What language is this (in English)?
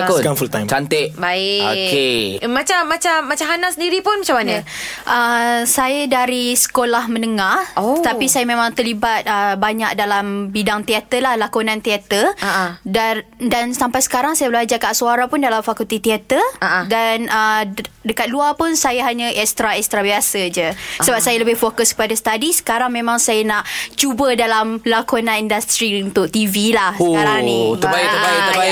Malay